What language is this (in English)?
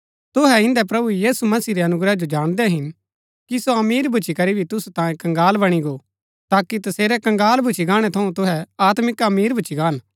Gaddi